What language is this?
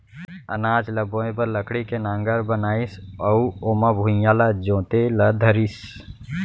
Chhattisgarhi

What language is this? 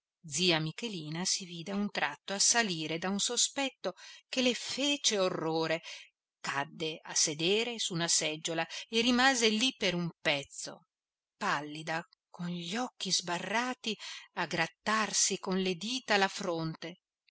Italian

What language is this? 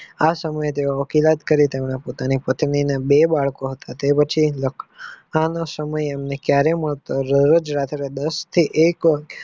Gujarati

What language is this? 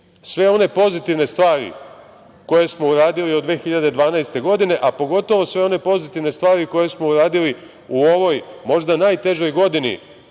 Serbian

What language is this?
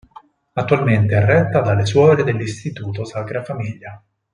Italian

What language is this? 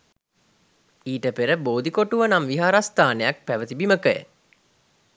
Sinhala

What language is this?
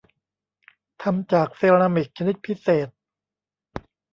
Thai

